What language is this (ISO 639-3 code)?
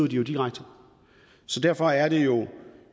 dan